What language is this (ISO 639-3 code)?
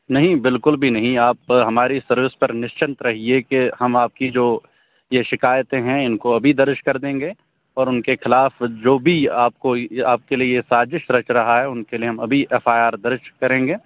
urd